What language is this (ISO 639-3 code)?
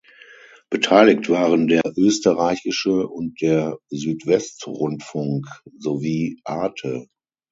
deu